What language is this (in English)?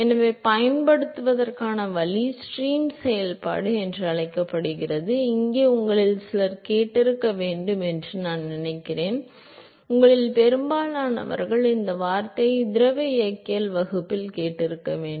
Tamil